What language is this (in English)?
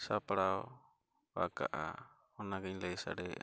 Santali